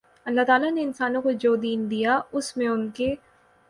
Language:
Urdu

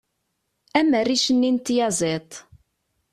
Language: Kabyle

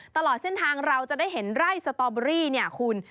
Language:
Thai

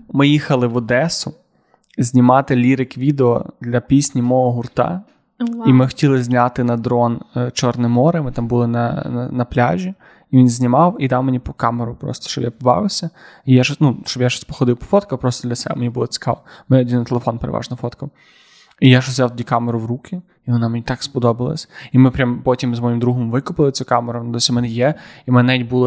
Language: Ukrainian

